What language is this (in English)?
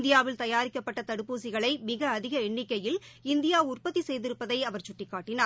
Tamil